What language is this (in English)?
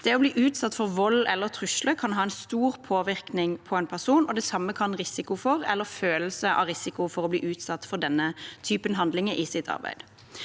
Norwegian